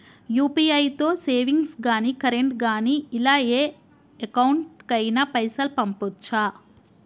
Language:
Telugu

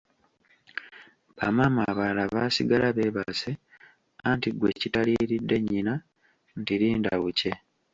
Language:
Ganda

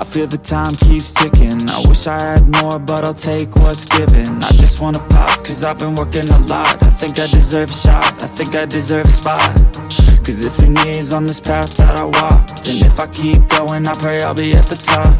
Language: English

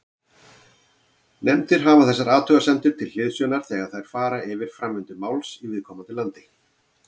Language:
Icelandic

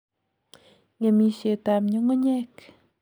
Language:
Kalenjin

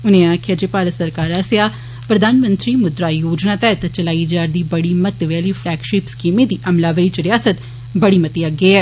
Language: Dogri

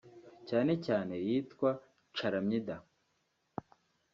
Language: Kinyarwanda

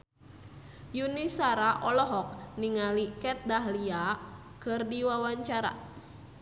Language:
Sundanese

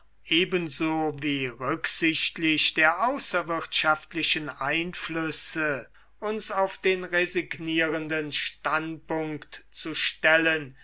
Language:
German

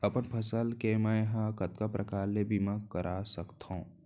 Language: Chhattisgarhi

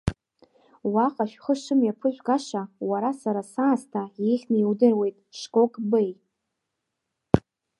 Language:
Abkhazian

